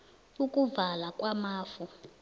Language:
South Ndebele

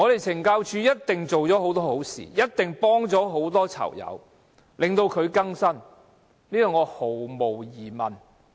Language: Cantonese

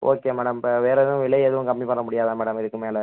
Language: Tamil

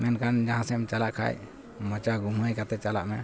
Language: Santali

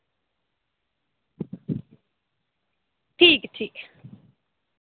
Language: Dogri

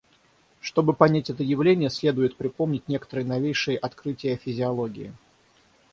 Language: Russian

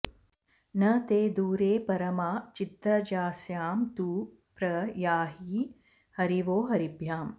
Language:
Sanskrit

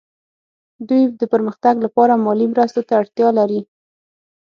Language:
Pashto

